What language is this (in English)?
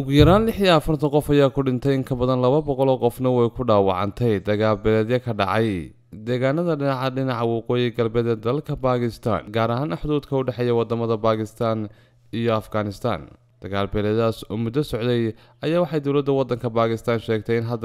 Arabic